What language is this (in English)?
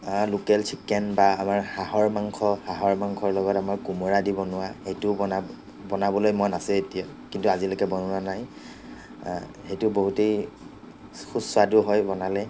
Assamese